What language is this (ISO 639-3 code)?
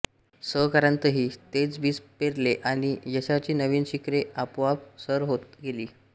mar